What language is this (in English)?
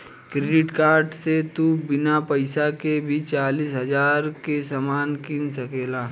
Bhojpuri